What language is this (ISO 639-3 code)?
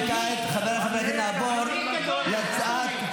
heb